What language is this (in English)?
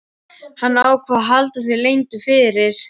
Icelandic